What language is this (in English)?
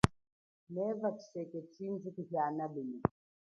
Chokwe